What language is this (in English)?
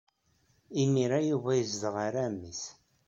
Kabyle